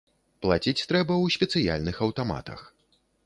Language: Belarusian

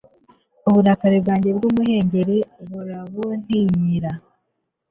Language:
Kinyarwanda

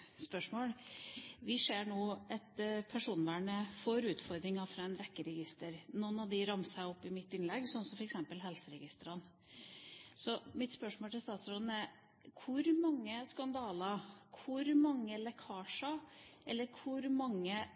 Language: Norwegian Bokmål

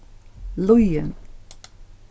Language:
Faroese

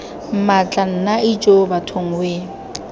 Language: Tswana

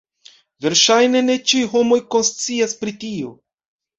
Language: Esperanto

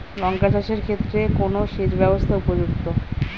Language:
Bangla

